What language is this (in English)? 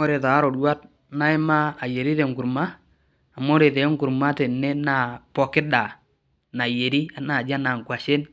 Masai